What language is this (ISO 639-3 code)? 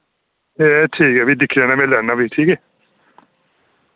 doi